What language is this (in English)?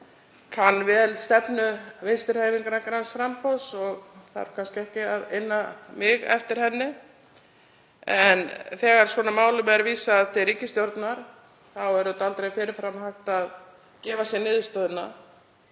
Icelandic